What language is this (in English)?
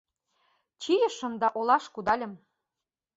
Mari